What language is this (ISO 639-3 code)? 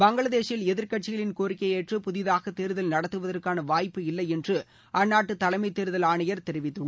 tam